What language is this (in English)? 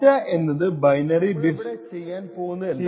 Malayalam